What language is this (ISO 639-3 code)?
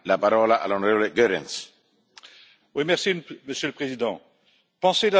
fra